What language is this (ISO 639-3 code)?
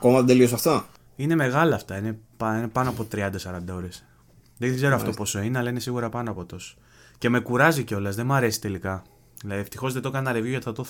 ell